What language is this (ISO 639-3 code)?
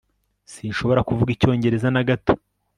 kin